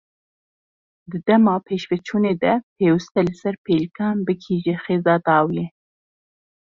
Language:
Kurdish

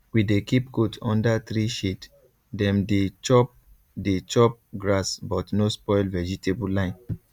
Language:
Nigerian Pidgin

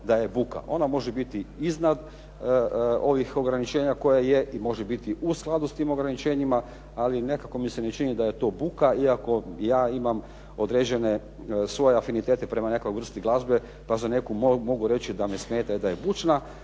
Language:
Croatian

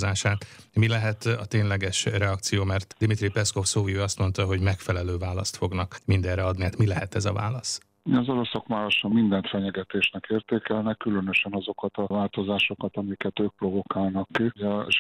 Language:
Hungarian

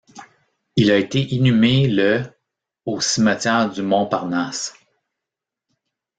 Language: French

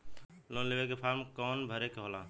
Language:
Bhojpuri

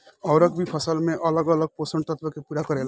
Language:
Bhojpuri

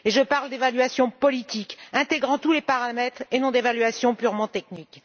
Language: French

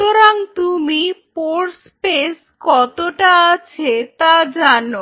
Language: Bangla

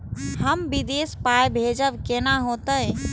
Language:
Maithili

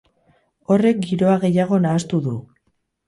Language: Basque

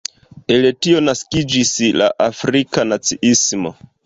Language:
Esperanto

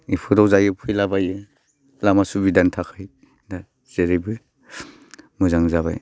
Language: Bodo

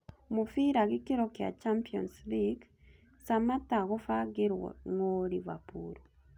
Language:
Kikuyu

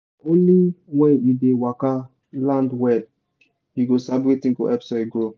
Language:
Nigerian Pidgin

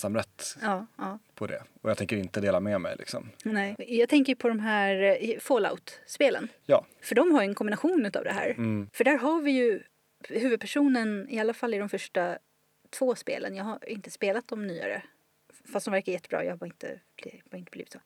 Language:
Swedish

